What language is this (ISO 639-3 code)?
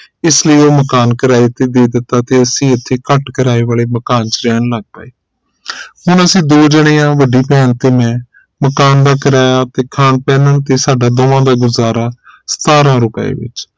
pan